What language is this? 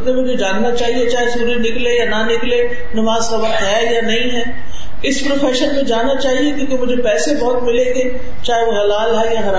Urdu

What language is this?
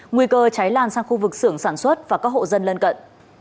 Vietnamese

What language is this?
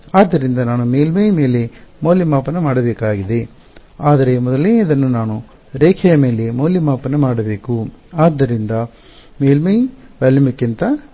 Kannada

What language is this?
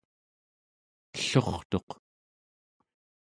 Central Yupik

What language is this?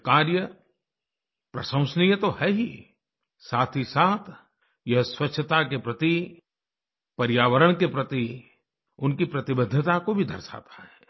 Hindi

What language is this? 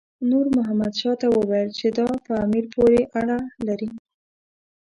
Pashto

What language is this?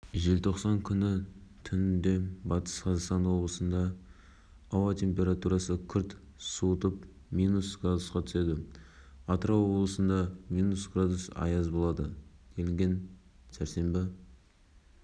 Kazakh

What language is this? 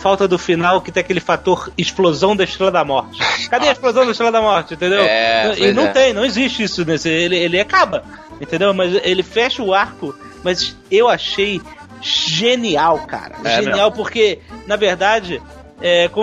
Portuguese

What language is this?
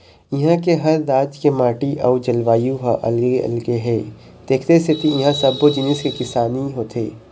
Chhattisgarhi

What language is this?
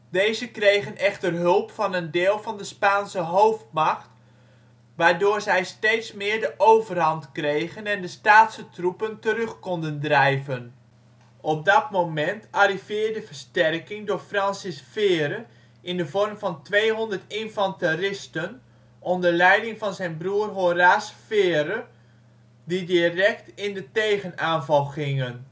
Dutch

